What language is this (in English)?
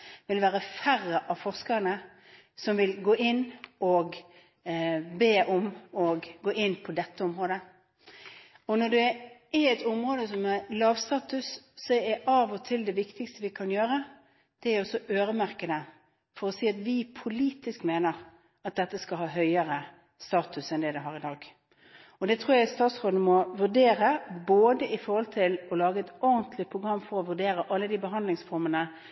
Norwegian Bokmål